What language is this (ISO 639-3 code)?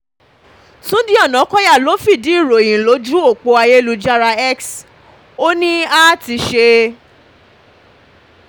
yor